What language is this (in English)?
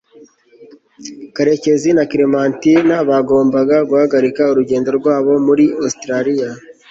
Kinyarwanda